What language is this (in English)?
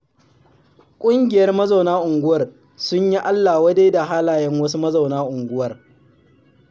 Hausa